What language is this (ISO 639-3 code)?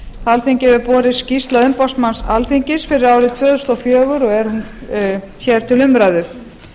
isl